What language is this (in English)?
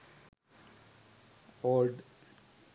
Sinhala